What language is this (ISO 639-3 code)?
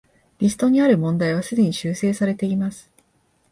jpn